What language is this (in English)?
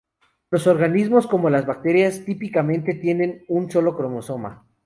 Spanish